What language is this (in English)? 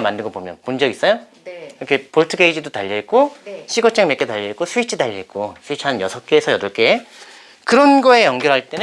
Korean